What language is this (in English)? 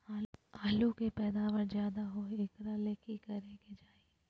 Magahi